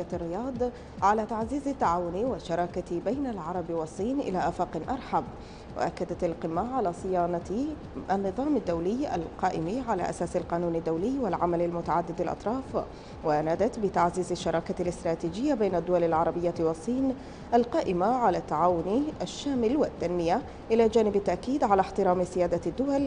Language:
Arabic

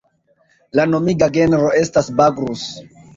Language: Esperanto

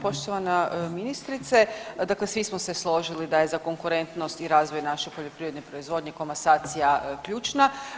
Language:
Croatian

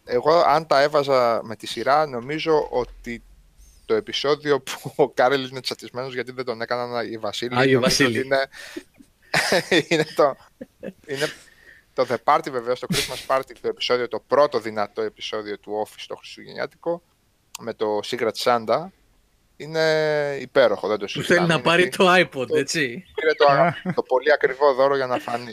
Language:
Greek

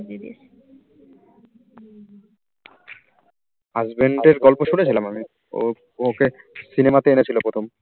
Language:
Bangla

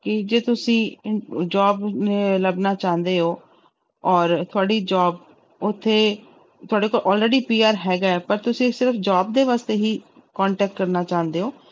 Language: Punjabi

